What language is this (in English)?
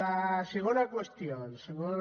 Catalan